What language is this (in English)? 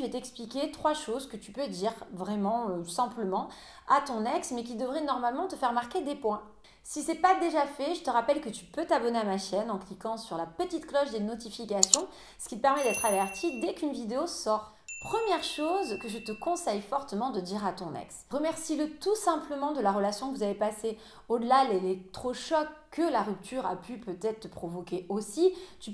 French